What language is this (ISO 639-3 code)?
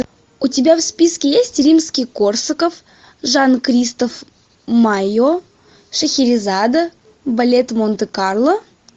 rus